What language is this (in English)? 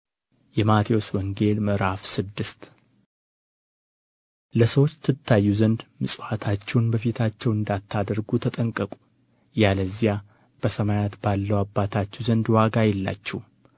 Amharic